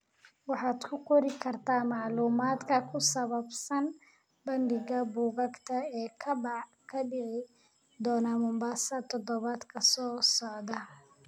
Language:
Somali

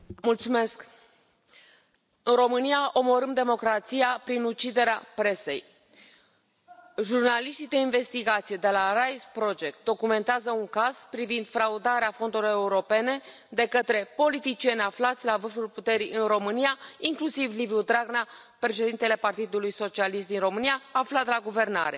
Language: Romanian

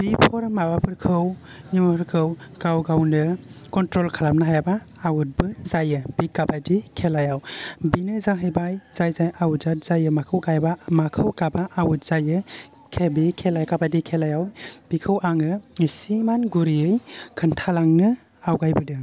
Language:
Bodo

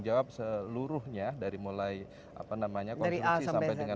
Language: Indonesian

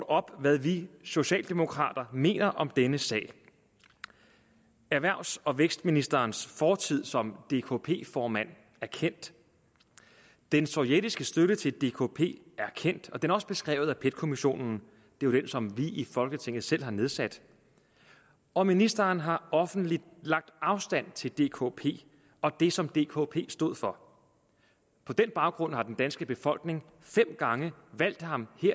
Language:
Danish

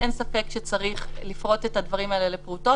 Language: Hebrew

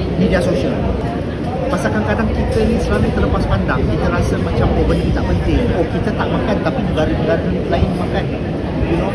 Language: Malay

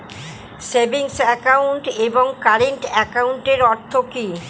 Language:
Bangla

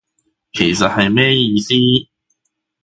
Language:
Cantonese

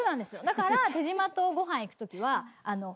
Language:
Japanese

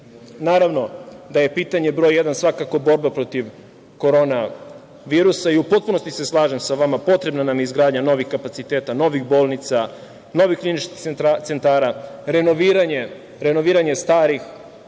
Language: Serbian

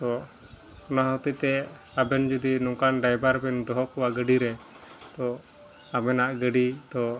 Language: Santali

